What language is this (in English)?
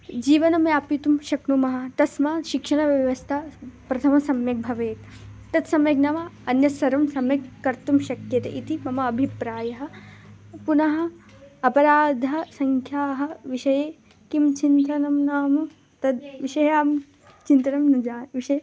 Sanskrit